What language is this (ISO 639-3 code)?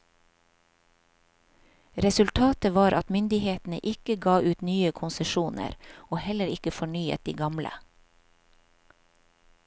nor